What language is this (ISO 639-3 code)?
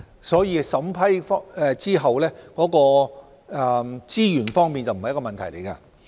yue